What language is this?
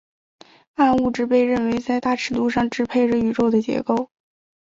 Chinese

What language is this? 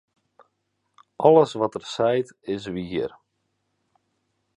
Western Frisian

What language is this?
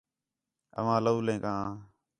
Khetrani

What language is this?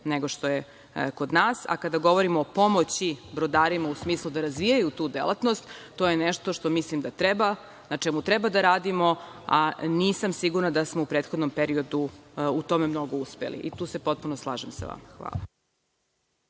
Serbian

